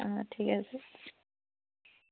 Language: Assamese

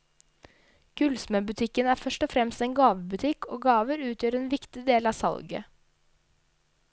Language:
Norwegian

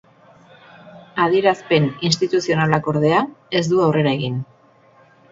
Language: Basque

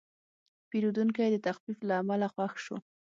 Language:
Pashto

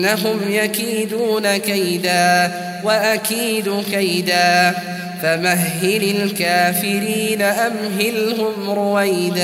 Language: Arabic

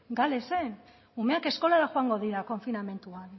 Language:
Basque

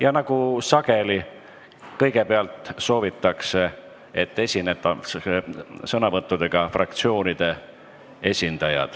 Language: Estonian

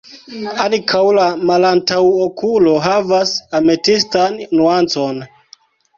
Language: Esperanto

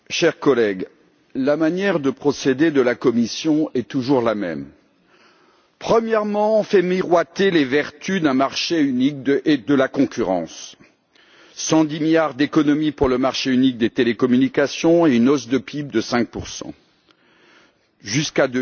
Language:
French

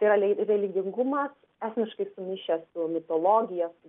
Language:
Lithuanian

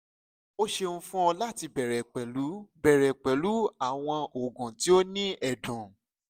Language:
Yoruba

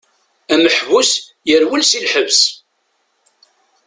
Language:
Kabyle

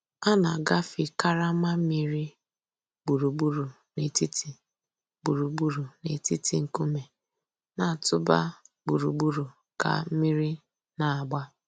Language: Igbo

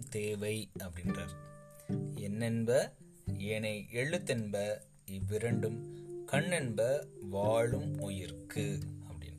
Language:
Tamil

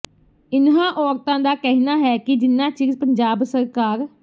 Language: Punjabi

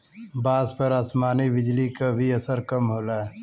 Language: Bhojpuri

